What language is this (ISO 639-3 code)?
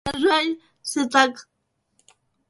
ukr